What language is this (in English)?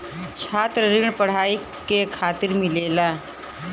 Bhojpuri